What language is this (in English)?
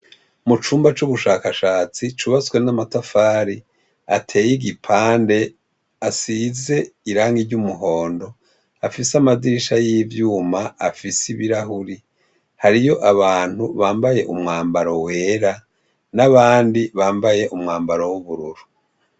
Rundi